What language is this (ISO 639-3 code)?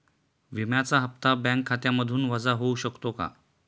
mar